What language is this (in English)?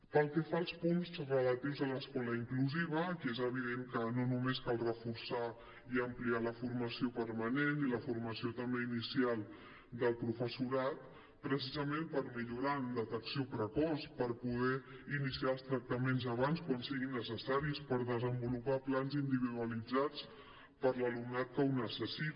Catalan